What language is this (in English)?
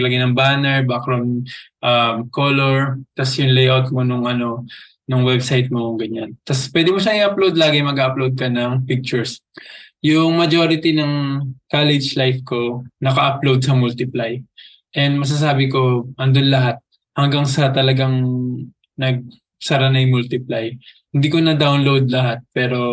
Filipino